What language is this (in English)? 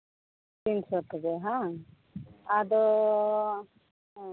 Santali